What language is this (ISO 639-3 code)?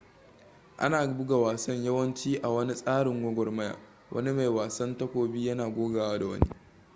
hau